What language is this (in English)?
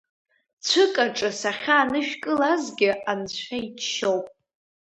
Abkhazian